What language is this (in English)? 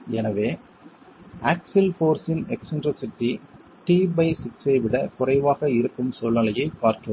Tamil